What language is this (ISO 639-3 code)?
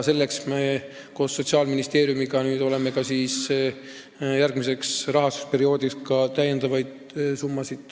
est